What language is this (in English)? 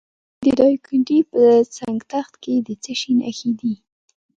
Pashto